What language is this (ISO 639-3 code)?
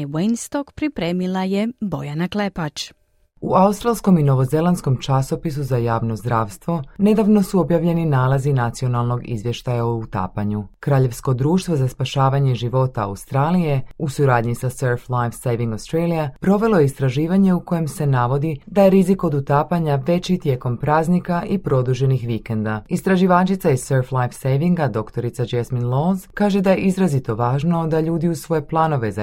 hrv